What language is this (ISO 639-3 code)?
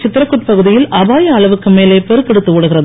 tam